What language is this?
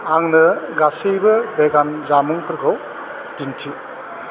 Bodo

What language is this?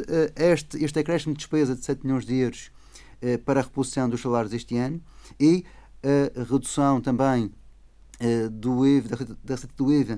Portuguese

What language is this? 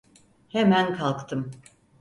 Turkish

